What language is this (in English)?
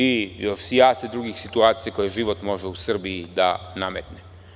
Serbian